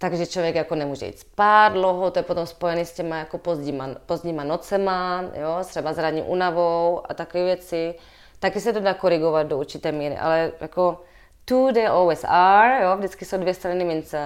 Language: Czech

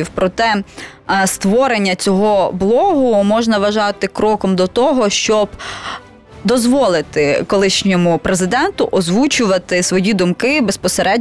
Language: Ukrainian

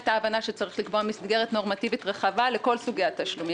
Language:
Hebrew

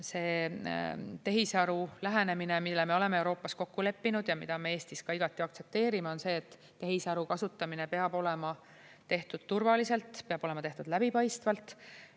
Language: Estonian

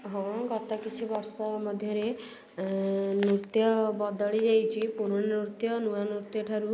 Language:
Odia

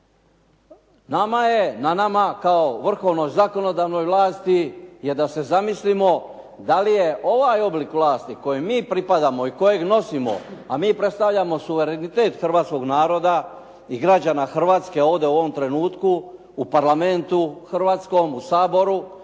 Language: Croatian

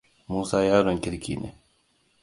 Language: Hausa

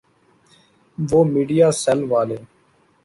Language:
Urdu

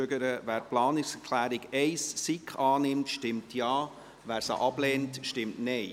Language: Swiss German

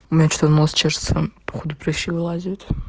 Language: Russian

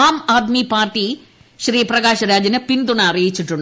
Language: Malayalam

